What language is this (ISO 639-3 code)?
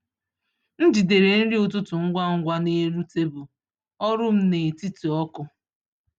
ibo